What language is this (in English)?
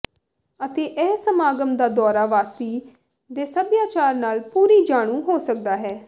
Punjabi